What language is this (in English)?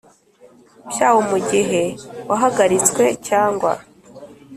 Kinyarwanda